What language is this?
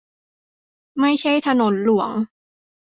Thai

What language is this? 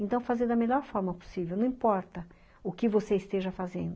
Portuguese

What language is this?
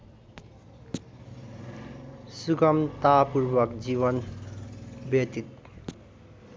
Nepali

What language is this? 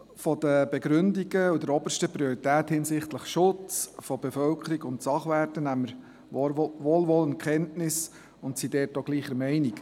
Swiss German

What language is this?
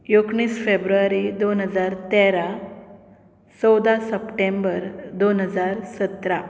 Konkani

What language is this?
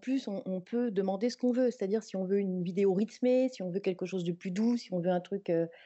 French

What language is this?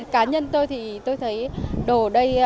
Vietnamese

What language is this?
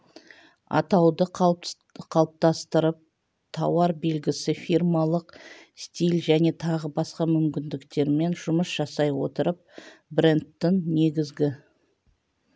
Kazakh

